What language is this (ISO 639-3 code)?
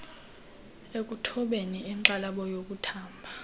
xho